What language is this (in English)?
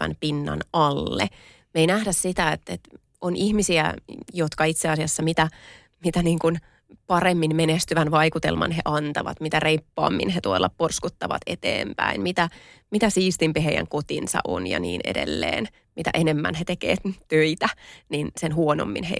Finnish